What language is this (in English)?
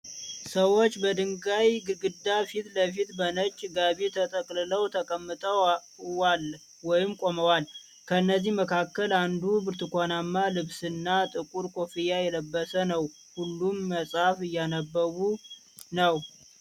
Amharic